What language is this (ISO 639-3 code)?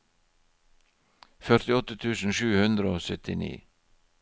nor